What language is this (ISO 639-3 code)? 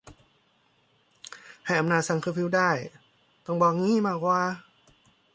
tha